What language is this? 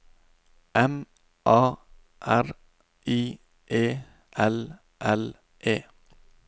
Norwegian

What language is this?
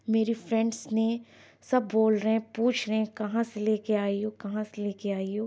Urdu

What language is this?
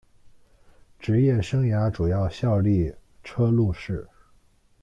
Chinese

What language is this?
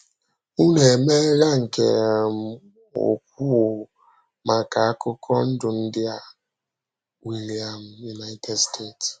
Igbo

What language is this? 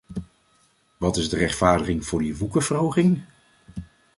Dutch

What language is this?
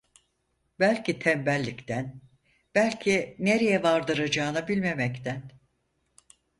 Turkish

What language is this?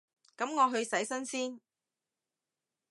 Cantonese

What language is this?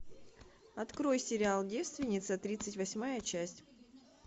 Russian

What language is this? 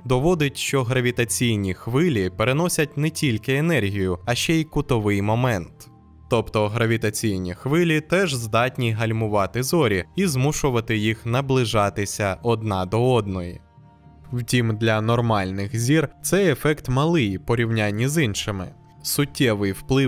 Ukrainian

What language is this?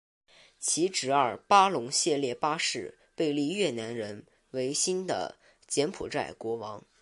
Chinese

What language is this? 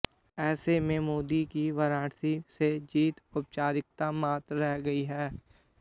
Hindi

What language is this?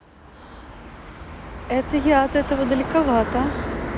Russian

